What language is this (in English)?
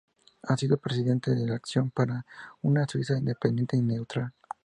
Spanish